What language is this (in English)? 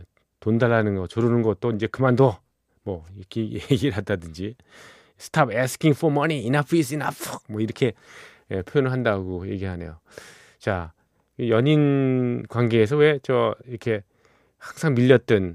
Korean